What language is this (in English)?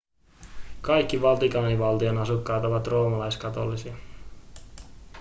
Finnish